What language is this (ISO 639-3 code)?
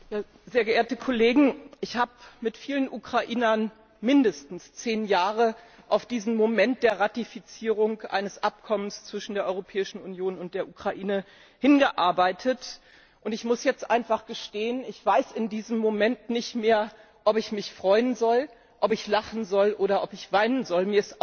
deu